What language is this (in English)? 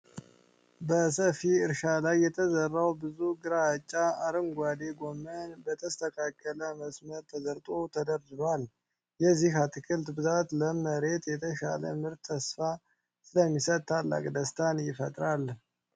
Amharic